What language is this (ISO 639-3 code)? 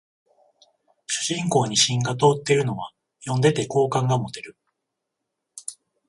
jpn